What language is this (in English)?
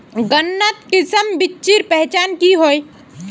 Magahi